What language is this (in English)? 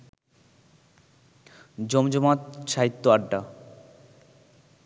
Bangla